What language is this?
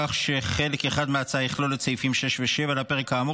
Hebrew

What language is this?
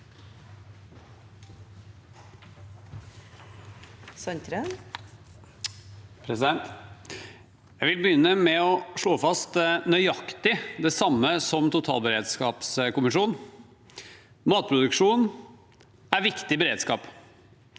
Norwegian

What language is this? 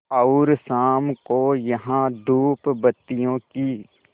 Hindi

